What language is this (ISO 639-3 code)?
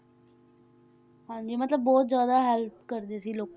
pan